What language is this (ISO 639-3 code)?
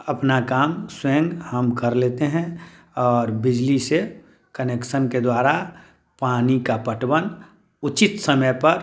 hin